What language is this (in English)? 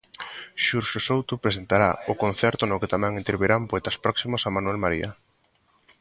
Galician